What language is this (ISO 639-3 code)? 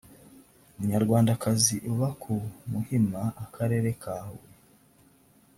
kin